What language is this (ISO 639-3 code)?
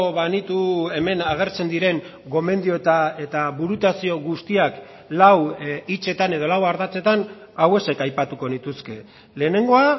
eus